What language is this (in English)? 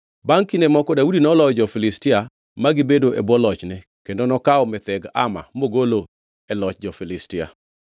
Luo (Kenya and Tanzania)